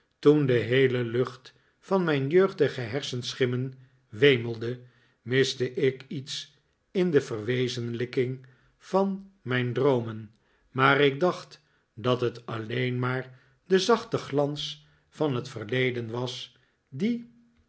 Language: Dutch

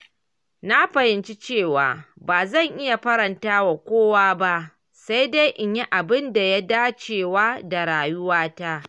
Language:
Hausa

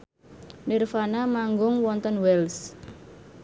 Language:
Javanese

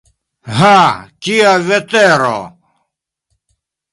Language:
Esperanto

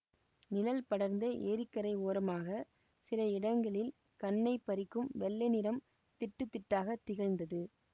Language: Tamil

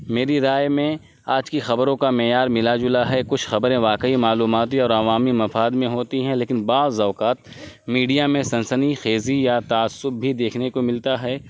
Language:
Urdu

